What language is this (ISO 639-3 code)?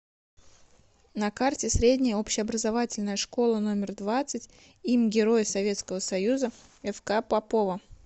rus